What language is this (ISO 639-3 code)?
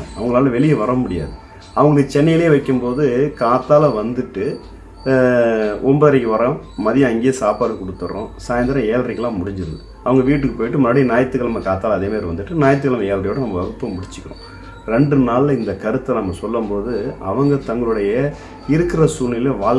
tur